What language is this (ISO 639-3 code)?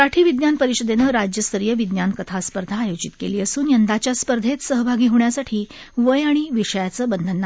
mar